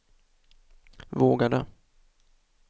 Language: Swedish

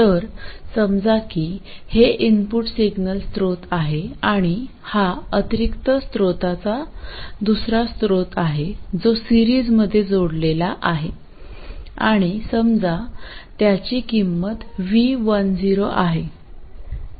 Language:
Marathi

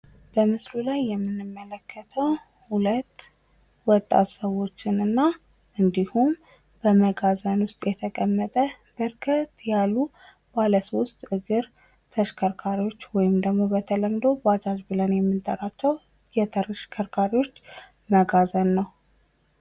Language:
Amharic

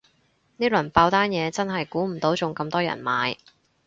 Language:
Cantonese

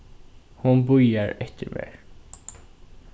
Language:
Faroese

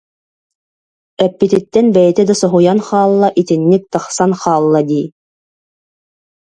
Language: Yakut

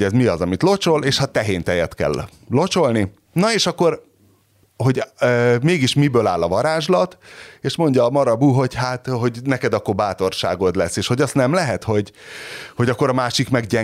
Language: Hungarian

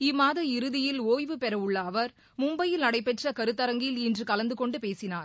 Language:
Tamil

